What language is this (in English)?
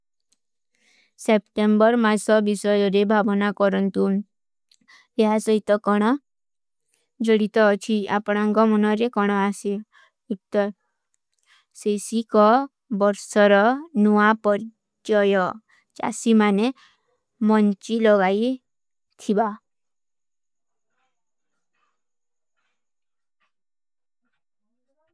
Kui (India)